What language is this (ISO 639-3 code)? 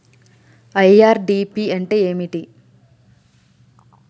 tel